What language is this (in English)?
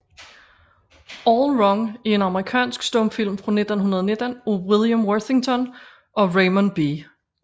Danish